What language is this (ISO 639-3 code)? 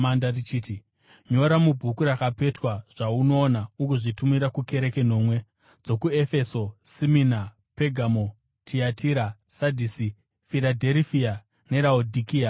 sna